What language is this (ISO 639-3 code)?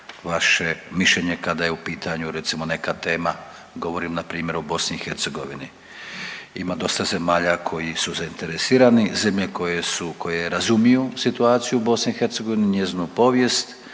hrv